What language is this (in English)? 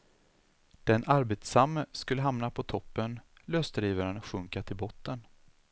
Swedish